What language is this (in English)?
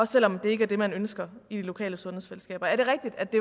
Danish